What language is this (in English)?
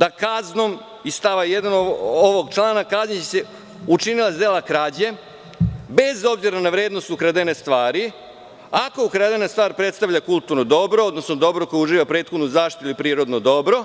Serbian